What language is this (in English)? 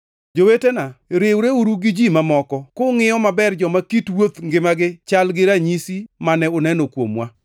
Luo (Kenya and Tanzania)